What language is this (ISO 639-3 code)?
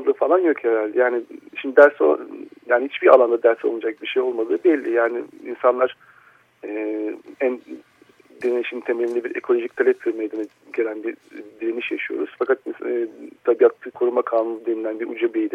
tur